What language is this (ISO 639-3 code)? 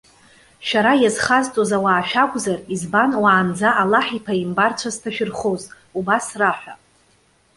abk